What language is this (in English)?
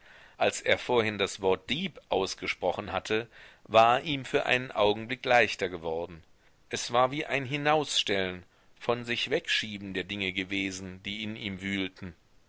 German